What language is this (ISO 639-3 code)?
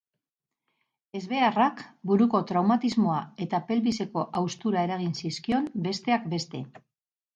eus